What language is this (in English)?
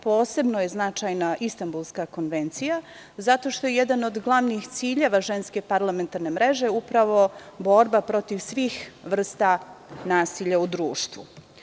Serbian